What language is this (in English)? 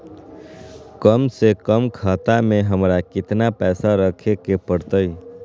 Magahi